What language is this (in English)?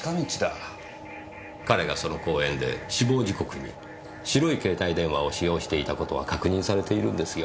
Japanese